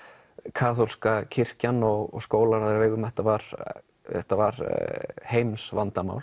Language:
Icelandic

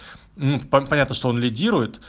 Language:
Russian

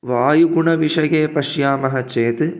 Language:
Sanskrit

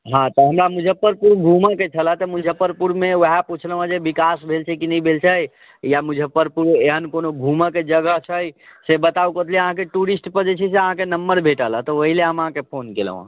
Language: Maithili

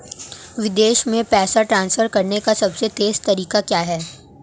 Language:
Hindi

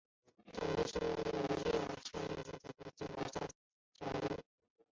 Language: Chinese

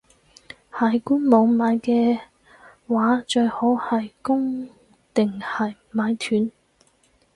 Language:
Cantonese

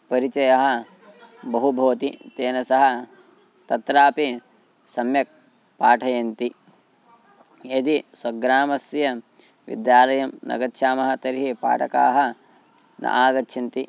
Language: Sanskrit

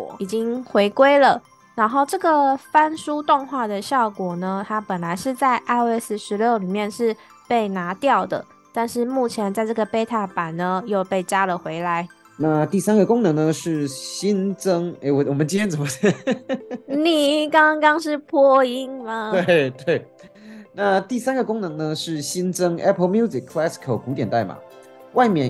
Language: Chinese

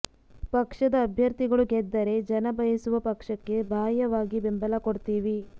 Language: Kannada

